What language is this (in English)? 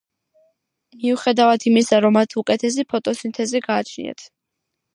Georgian